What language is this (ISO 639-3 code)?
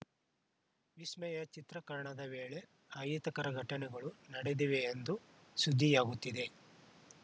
kan